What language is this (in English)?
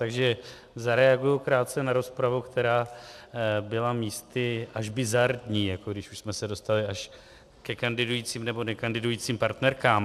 Czech